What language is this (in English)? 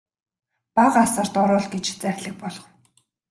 Mongolian